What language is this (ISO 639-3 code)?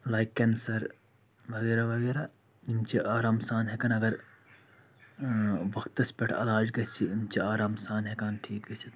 kas